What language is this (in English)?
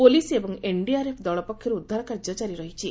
Odia